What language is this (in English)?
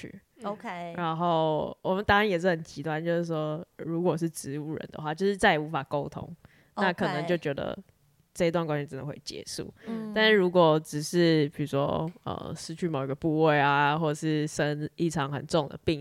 Chinese